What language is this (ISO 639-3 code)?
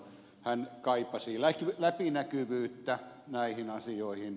fin